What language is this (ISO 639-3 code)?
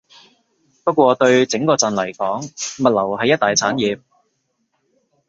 yue